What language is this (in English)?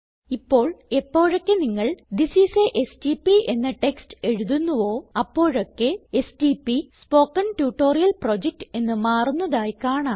Malayalam